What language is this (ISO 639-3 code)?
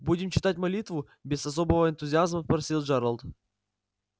rus